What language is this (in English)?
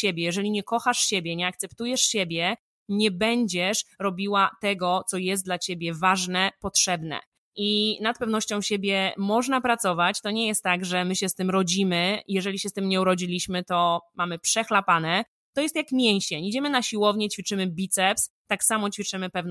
Polish